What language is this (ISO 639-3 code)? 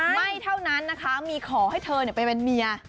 tha